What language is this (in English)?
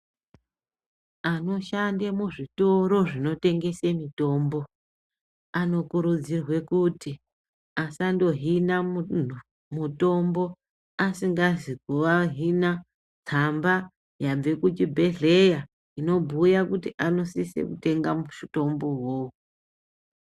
Ndau